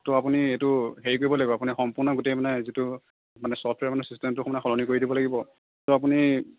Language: Assamese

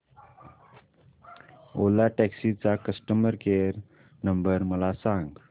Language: Marathi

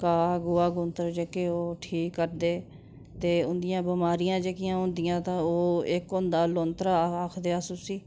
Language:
Dogri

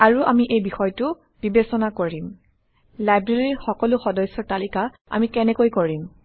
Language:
Assamese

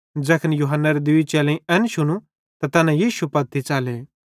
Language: Bhadrawahi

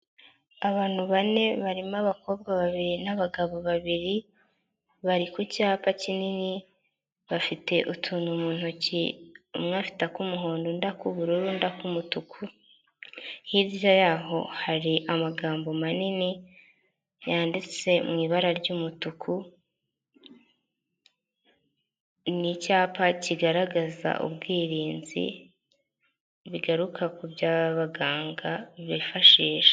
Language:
Kinyarwanda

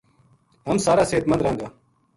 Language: Gujari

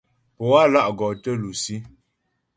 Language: Ghomala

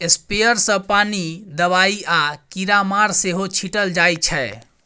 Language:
Maithili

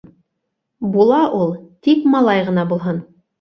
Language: Bashkir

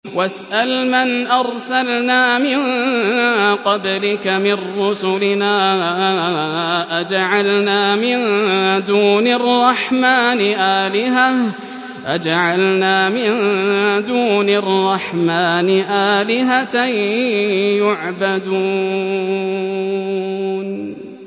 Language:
Arabic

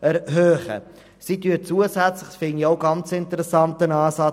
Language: Swiss German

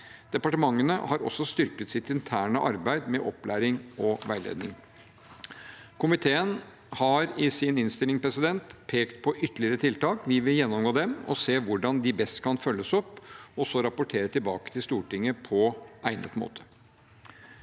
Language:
Norwegian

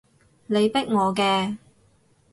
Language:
Cantonese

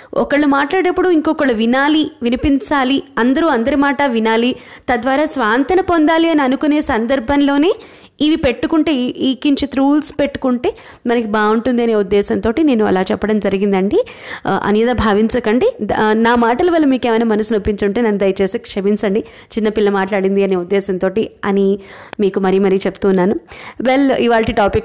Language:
Telugu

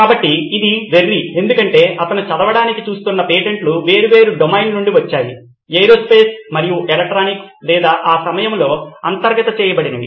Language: Telugu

